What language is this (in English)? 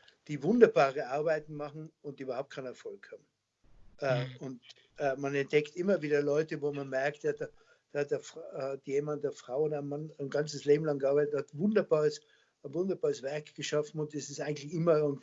German